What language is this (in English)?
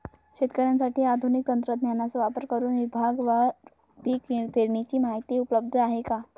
Marathi